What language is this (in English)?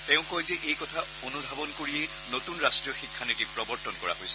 Assamese